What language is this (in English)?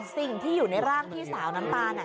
Thai